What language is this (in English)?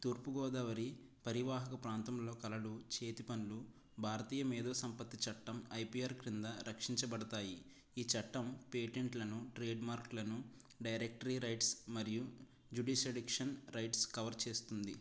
Telugu